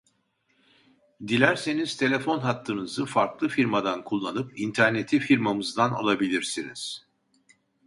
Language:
Turkish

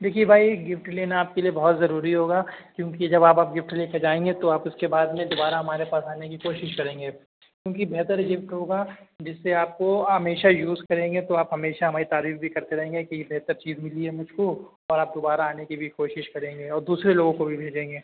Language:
Urdu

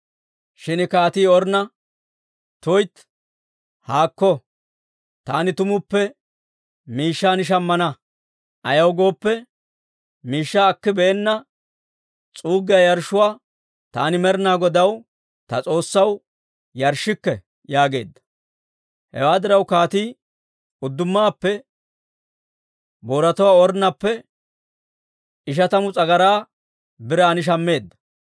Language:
Dawro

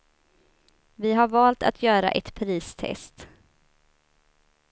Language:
Swedish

